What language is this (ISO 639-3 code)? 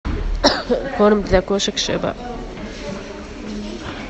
rus